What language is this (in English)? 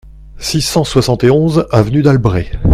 French